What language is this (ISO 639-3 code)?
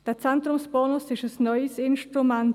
gsw